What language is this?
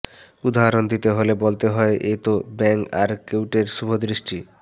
Bangla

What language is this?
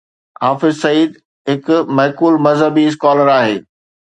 Sindhi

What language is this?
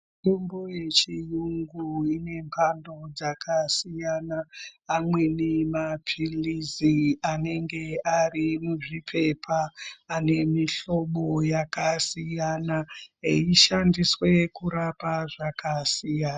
Ndau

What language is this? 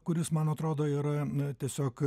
Lithuanian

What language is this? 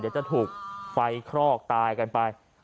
Thai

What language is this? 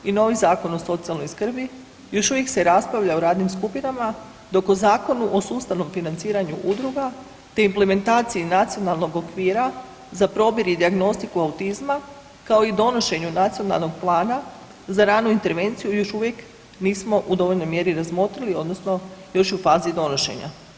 Croatian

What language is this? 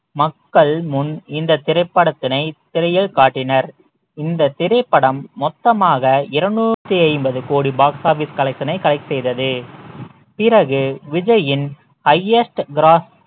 Tamil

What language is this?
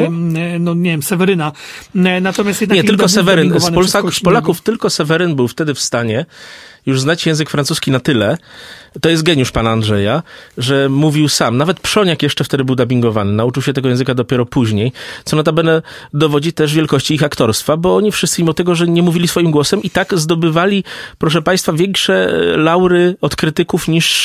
Polish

